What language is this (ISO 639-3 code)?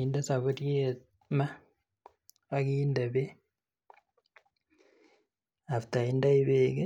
kln